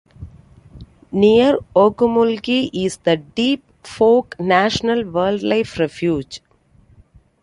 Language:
English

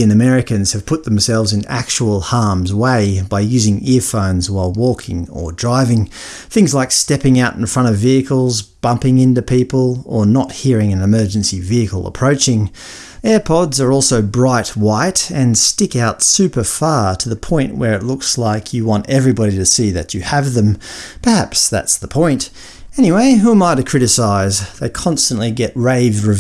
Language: English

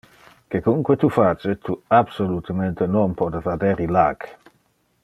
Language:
Interlingua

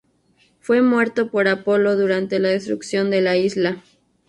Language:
Spanish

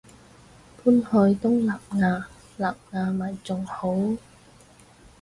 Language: Cantonese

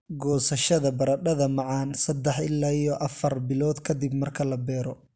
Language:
Somali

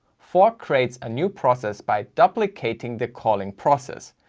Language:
English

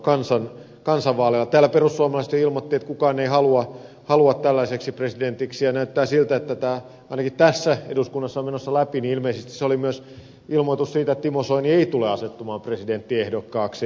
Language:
Finnish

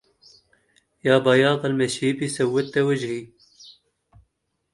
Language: Arabic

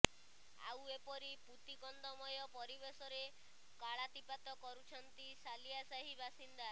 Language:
Odia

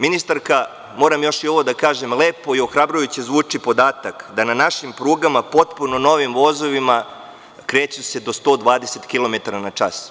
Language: Serbian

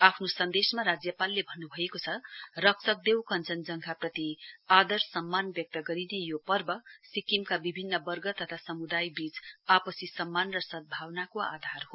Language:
Nepali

